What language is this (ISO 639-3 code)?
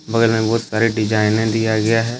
hin